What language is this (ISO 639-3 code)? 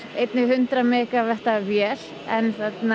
isl